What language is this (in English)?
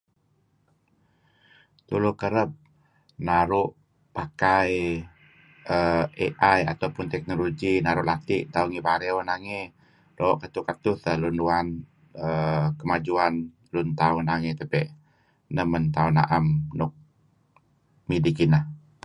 Kelabit